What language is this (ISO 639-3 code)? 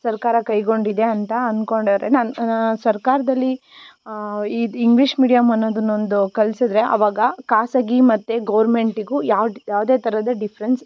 kan